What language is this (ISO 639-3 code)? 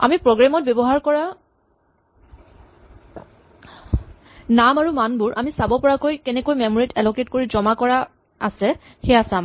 asm